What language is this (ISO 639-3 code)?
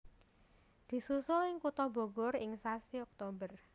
jav